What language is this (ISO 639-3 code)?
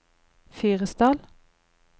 nor